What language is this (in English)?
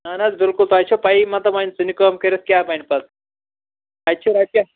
Kashmiri